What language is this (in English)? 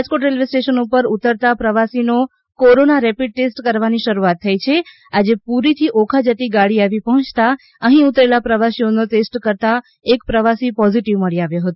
Gujarati